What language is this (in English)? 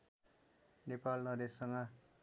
Nepali